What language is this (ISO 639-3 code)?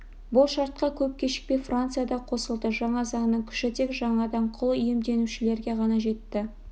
kaz